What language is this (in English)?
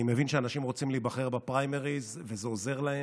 Hebrew